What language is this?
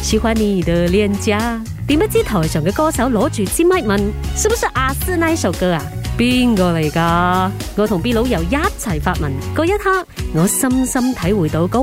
Chinese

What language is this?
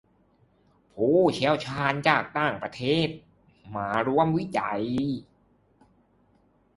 Thai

